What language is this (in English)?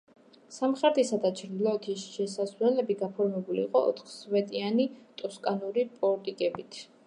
Georgian